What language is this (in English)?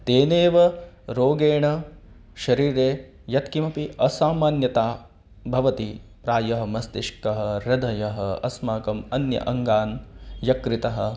Sanskrit